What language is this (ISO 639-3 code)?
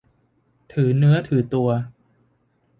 tha